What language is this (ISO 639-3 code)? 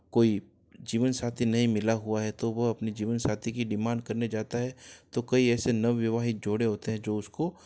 hin